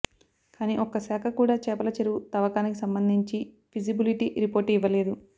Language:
Telugu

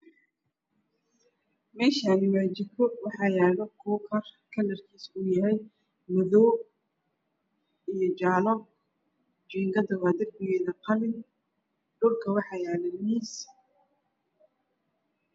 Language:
Somali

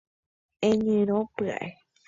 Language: Guarani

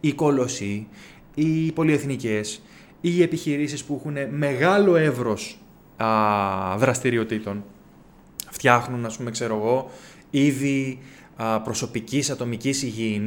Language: Greek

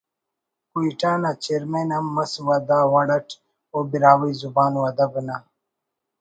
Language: Brahui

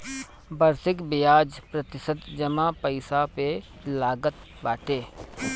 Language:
Bhojpuri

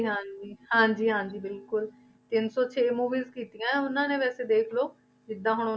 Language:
Punjabi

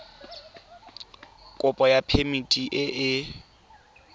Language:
Tswana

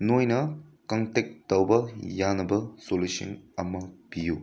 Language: Manipuri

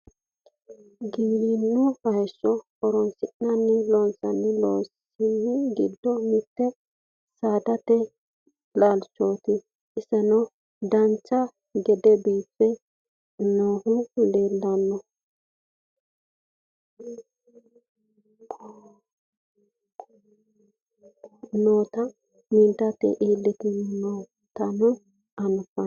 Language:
Sidamo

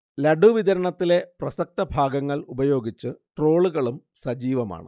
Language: Malayalam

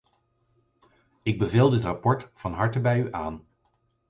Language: Dutch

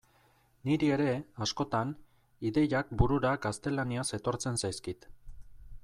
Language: Basque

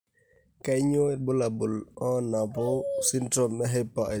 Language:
Masai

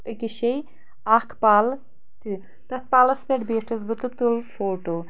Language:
Kashmiri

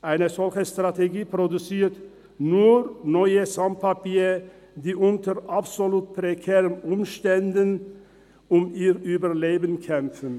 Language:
Swiss German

